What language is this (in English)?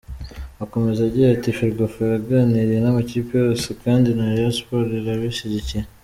Kinyarwanda